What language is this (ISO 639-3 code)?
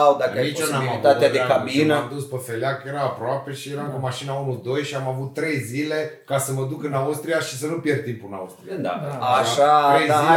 ron